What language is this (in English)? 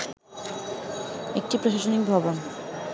Bangla